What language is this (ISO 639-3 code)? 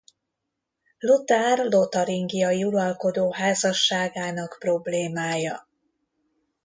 hun